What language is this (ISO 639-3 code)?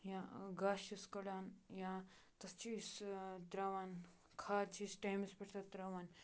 kas